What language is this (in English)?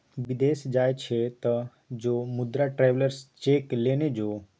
Maithili